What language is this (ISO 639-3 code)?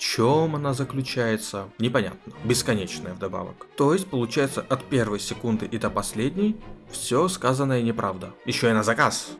rus